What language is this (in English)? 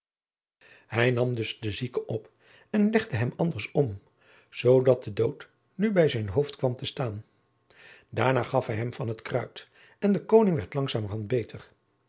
Dutch